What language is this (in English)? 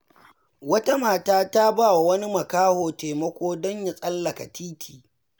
Hausa